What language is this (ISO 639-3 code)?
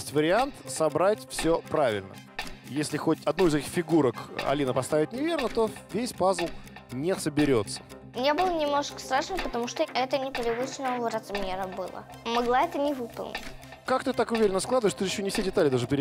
rus